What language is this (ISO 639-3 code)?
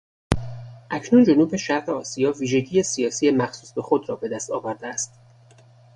fas